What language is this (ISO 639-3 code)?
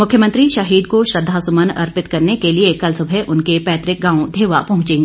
hin